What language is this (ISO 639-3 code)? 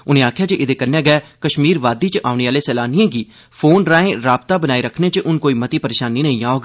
doi